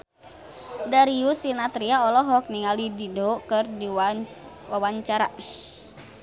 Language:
Sundanese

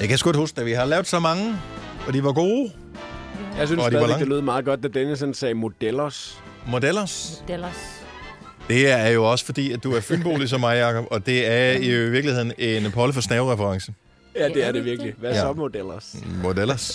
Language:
Danish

